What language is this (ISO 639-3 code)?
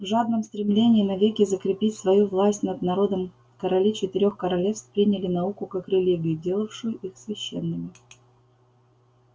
rus